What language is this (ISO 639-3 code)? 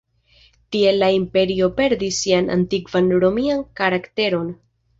epo